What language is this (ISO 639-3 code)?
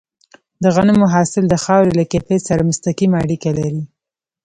pus